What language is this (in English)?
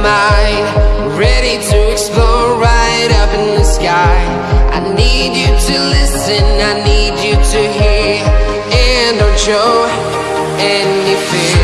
English